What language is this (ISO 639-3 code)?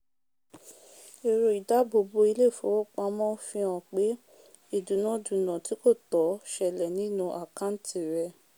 yor